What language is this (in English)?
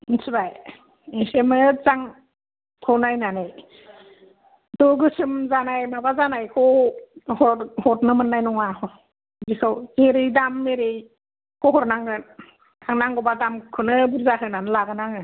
Bodo